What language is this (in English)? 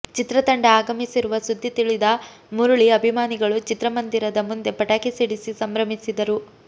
Kannada